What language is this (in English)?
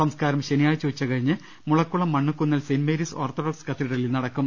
Malayalam